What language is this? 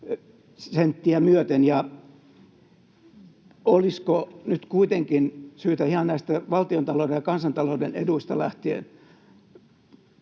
Finnish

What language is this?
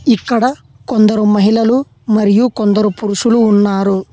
Telugu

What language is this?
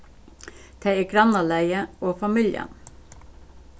Faroese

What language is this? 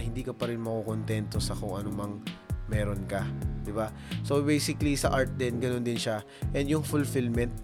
Filipino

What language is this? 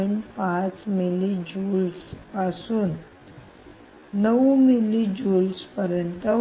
Marathi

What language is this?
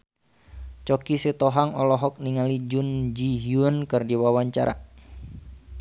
Sundanese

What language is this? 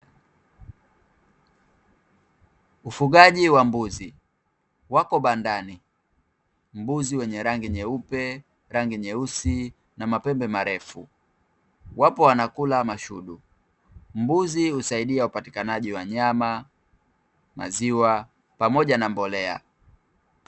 Swahili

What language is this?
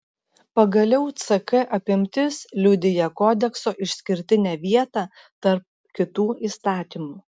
Lithuanian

